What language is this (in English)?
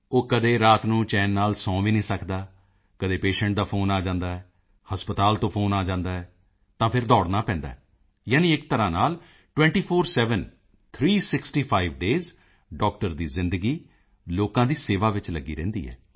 Punjabi